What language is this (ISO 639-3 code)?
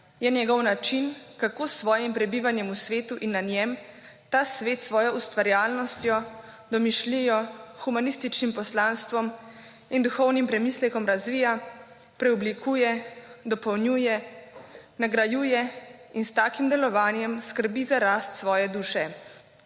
slv